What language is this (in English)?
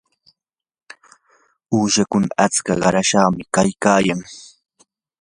Yanahuanca Pasco Quechua